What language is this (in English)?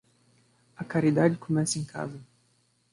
Portuguese